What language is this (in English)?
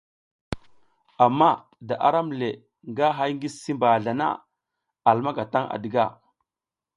South Giziga